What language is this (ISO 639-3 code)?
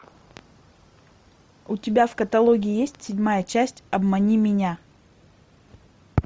rus